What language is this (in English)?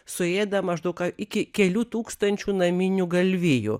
Lithuanian